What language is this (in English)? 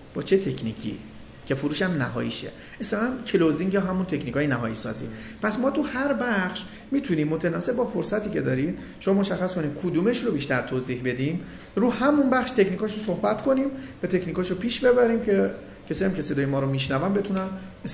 Persian